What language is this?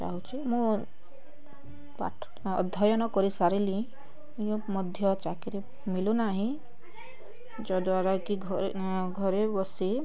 Odia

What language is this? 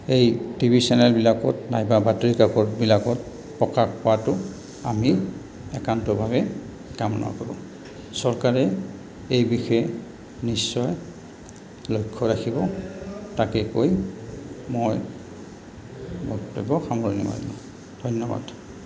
Assamese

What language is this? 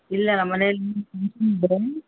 Kannada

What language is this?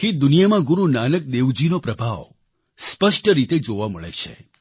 Gujarati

